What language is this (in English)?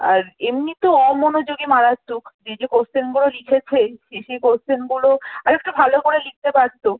Bangla